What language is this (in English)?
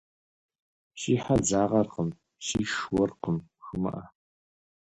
Kabardian